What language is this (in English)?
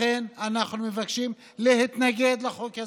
Hebrew